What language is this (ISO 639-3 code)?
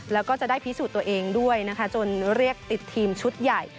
tha